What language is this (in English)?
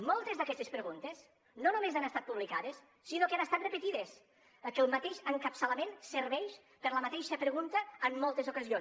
Catalan